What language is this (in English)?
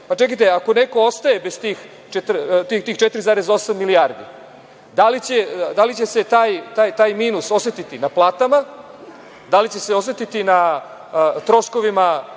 Serbian